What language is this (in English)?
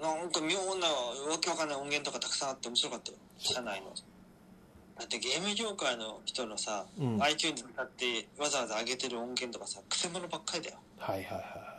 Japanese